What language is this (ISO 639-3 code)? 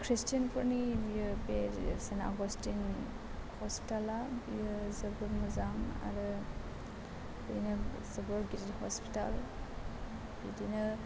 brx